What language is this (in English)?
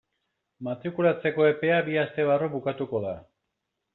Basque